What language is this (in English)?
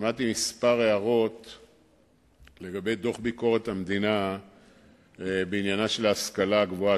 Hebrew